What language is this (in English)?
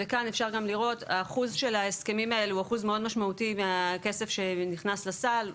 Hebrew